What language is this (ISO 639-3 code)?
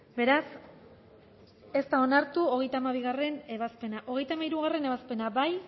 eus